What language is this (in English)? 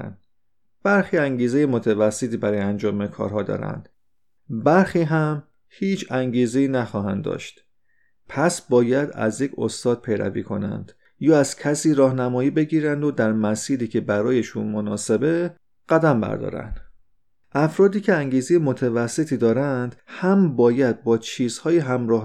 Persian